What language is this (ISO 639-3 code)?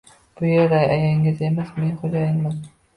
uzb